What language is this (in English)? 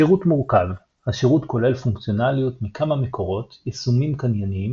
Hebrew